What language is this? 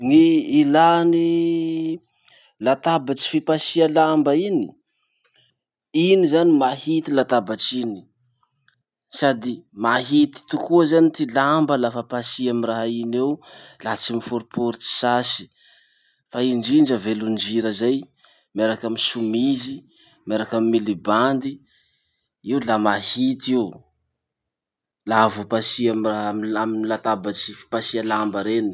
Masikoro Malagasy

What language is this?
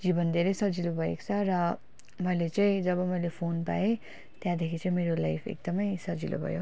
Nepali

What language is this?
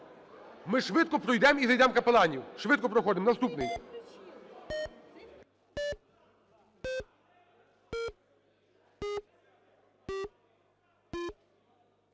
Ukrainian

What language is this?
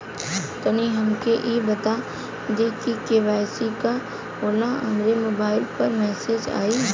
Bhojpuri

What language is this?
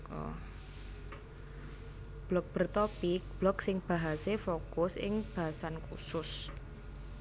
Javanese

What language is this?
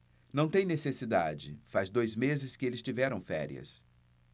Portuguese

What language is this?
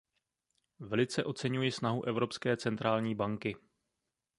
Czech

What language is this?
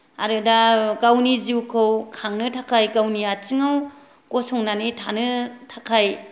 Bodo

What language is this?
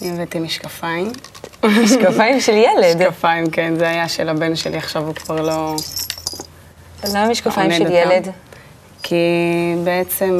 Hebrew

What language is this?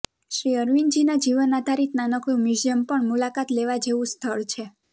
Gujarati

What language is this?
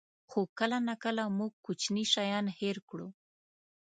Pashto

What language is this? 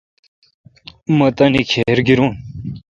Kalkoti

